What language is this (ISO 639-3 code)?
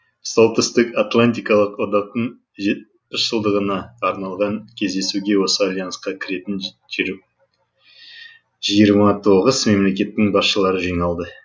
kaz